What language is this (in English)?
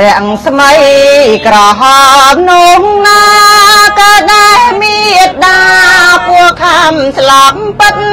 Thai